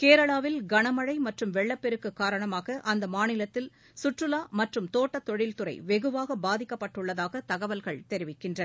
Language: Tamil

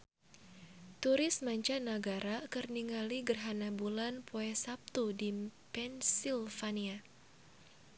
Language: Sundanese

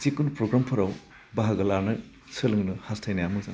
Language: Bodo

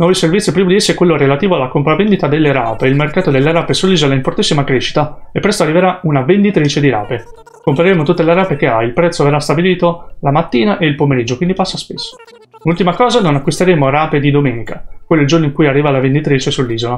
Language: Italian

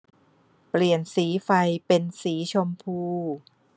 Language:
Thai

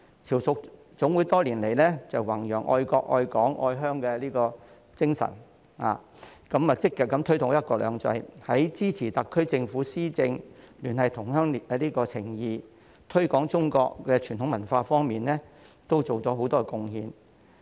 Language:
Cantonese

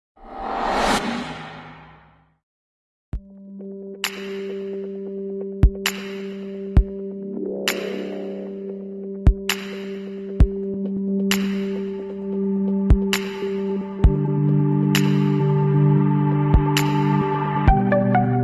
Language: Greek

